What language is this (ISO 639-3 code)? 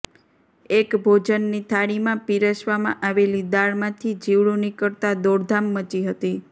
guj